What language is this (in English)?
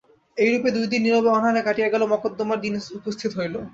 Bangla